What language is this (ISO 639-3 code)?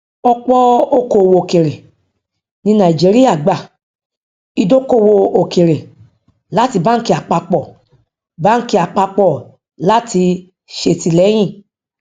yor